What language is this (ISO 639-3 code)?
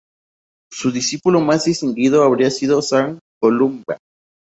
spa